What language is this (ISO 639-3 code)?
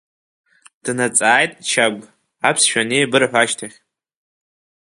abk